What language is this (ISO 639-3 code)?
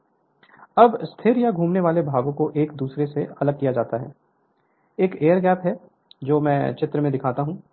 hin